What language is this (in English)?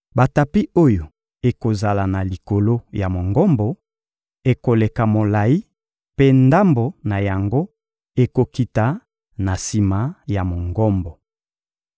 Lingala